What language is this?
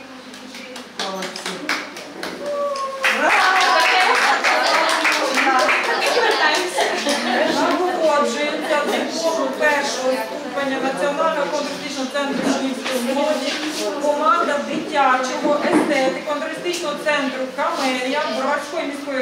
Ukrainian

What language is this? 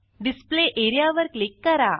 Marathi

